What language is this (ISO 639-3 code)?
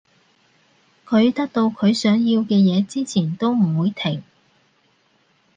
yue